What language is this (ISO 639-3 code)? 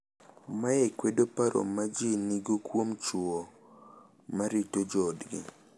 luo